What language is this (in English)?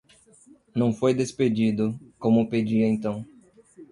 Portuguese